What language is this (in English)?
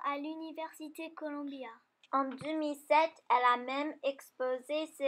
French